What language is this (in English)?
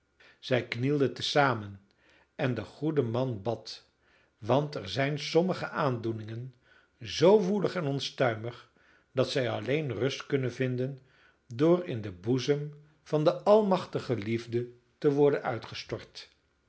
Dutch